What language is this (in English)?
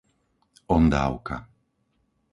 Slovak